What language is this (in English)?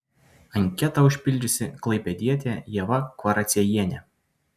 Lithuanian